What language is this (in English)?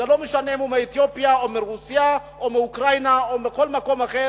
Hebrew